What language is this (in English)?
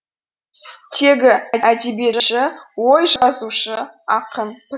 Kazakh